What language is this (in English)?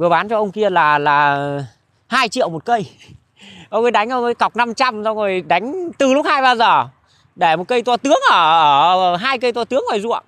Vietnamese